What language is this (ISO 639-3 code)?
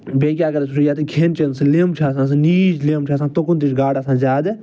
kas